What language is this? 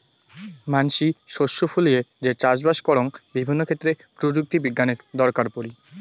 Bangla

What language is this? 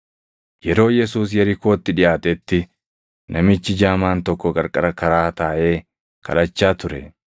Oromo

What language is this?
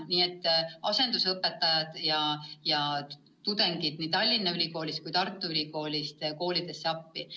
Estonian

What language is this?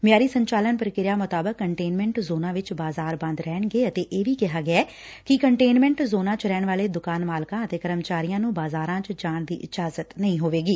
Punjabi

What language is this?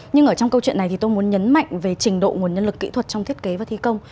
Vietnamese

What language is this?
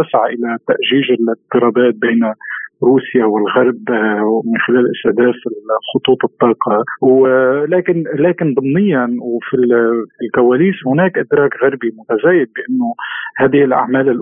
Arabic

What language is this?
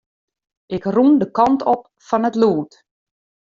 Western Frisian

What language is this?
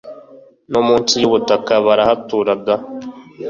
Kinyarwanda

